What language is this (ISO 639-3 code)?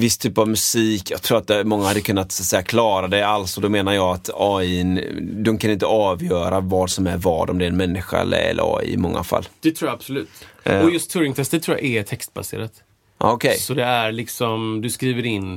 swe